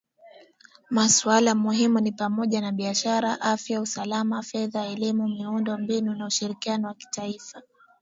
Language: Swahili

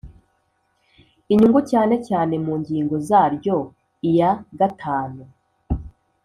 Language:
Kinyarwanda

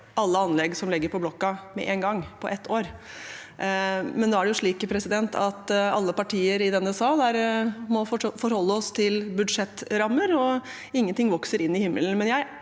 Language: Norwegian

